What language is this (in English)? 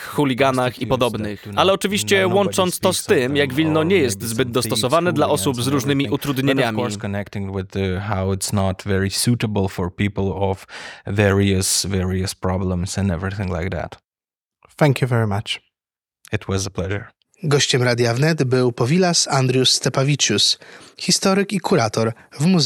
Polish